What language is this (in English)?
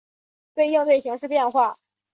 Chinese